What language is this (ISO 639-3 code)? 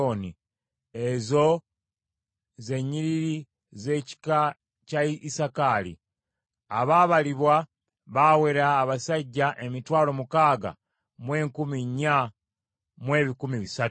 lug